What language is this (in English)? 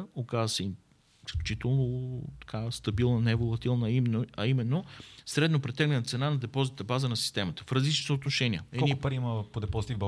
Bulgarian